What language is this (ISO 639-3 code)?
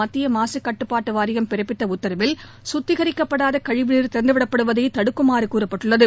tam